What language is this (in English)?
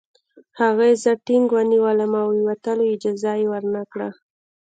Pashto